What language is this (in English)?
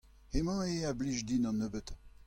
Breton